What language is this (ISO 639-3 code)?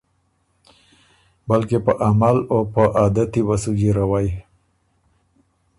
oru